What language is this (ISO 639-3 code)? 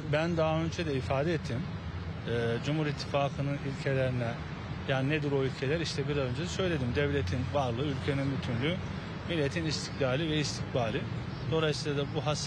tur